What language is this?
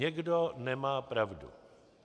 Czech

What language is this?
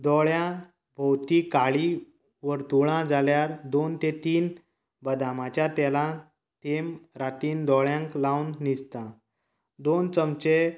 Konkani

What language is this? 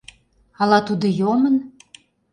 Mari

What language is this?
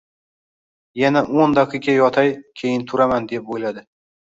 Uzbek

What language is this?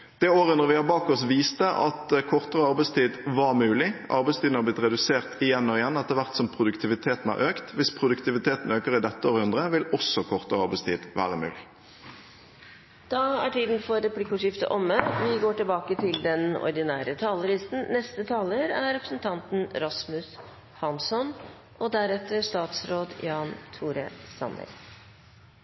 Norwegian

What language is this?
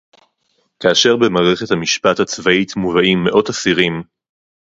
Hebrew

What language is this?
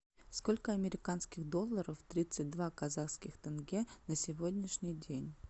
Russian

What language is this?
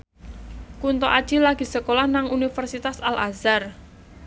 Javanese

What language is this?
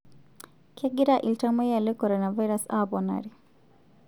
Masai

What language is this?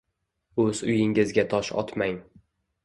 Uzbek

